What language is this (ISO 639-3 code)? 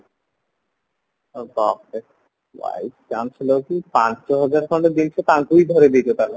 ori